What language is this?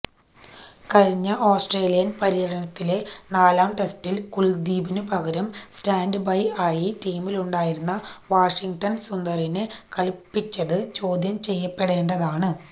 Malayalam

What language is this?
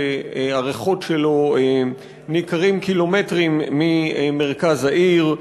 Hebrew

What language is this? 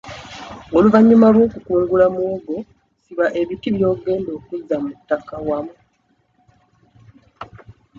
Ganda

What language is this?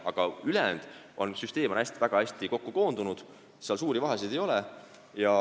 Estonian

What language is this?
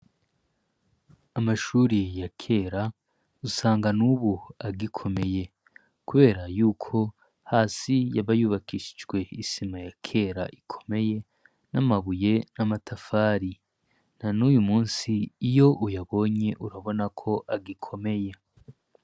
Rundi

